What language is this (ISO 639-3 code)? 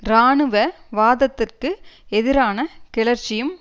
tam